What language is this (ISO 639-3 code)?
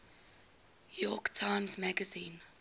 eng